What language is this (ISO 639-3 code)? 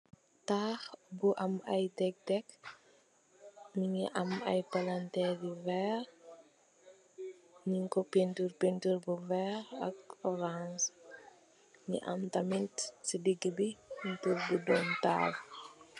wol